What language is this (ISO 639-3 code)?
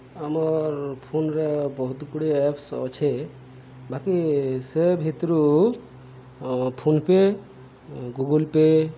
ori